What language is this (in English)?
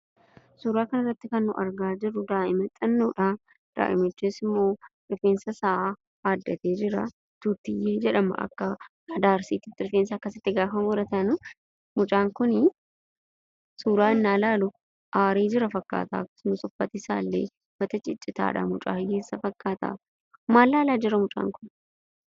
Oromo